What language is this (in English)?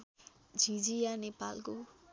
Nepali